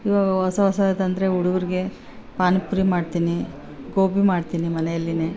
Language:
Kannada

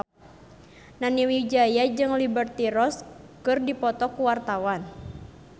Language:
Sundanese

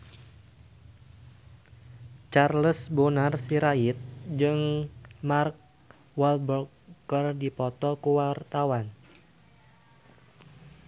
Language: Sundanese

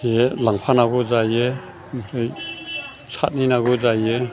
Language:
Bodo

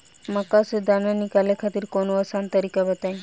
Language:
Bhojpuri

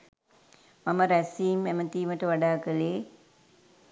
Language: Sinhala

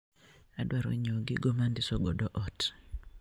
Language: Luo (Kenya and Tanzania)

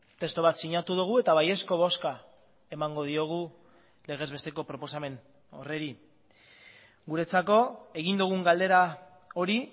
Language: Basque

